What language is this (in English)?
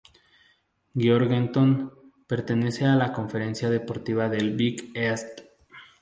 Spanish